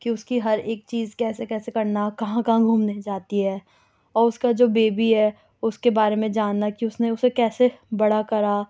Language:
Urdu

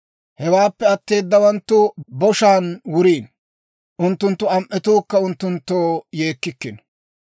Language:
Dawro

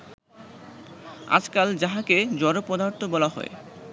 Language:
Bangla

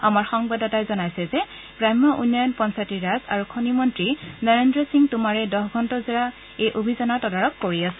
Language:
Assamese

